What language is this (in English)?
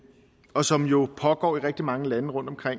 Danish